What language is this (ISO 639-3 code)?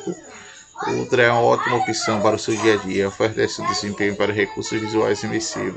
por